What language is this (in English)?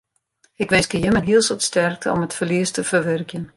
Western Frisian